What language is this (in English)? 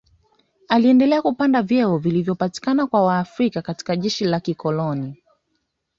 Swahili